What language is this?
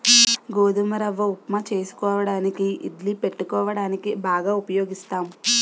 Telugu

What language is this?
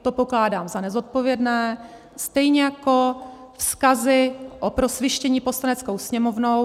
Czech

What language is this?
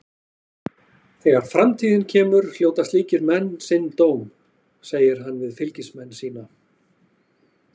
Icelandic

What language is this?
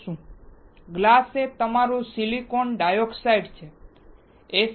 Gujarati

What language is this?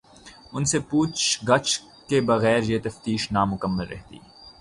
Urdu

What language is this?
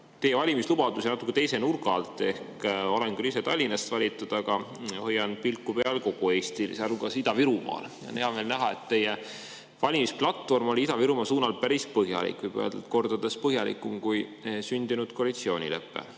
Estonian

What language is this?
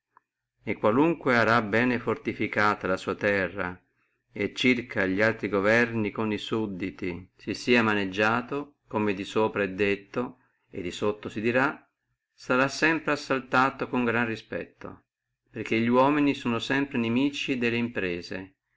Italian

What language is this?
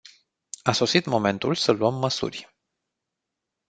Romanian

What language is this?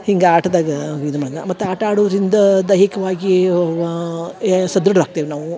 Kannada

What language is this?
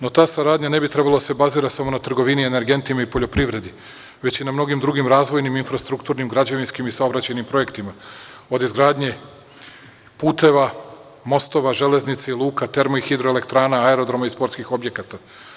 Serbian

